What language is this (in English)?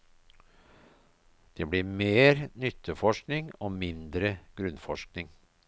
Norwegian